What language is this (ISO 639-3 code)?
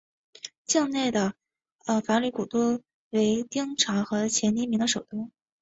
zho